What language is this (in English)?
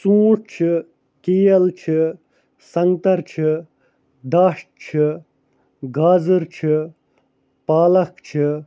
Kashmiri